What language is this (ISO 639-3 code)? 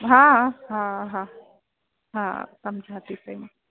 snd